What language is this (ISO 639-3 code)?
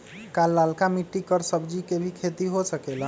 mag